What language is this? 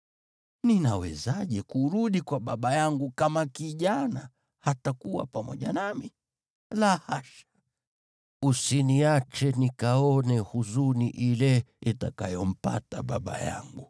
Swahili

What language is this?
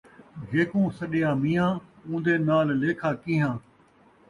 Saraiki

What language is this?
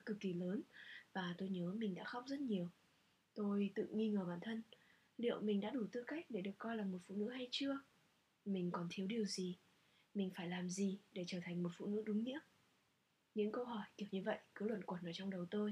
Vietnamese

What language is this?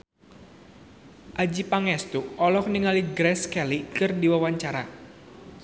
Sundanese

